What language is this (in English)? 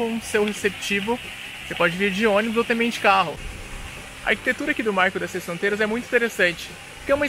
Portuguese